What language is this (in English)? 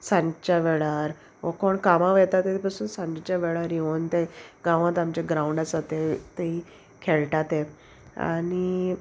Konkani